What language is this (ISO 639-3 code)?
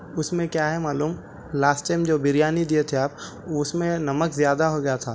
urd